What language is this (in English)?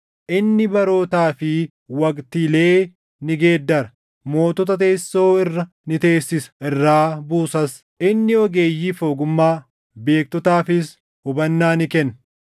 Oromo